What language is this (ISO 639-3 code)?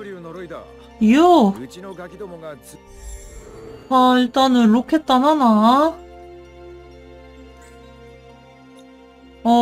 kor